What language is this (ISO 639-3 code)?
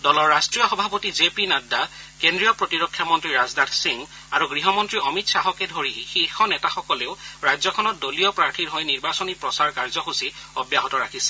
asm